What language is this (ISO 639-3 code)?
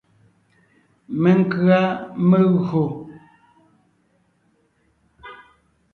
nnh